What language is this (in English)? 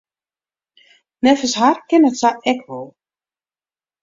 Western Frisian